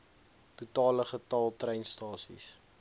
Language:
Afrikaans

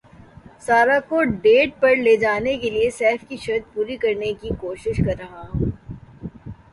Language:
Urdu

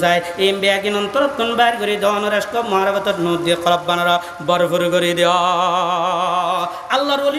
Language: Indonesian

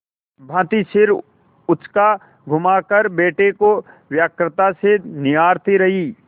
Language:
Hindi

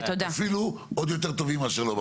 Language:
Hebrew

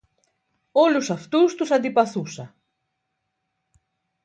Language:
Greek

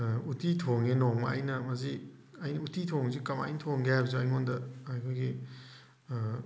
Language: Manipuri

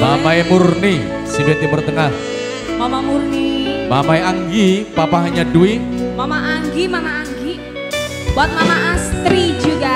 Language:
Indonesian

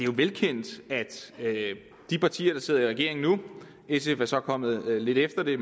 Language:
Danish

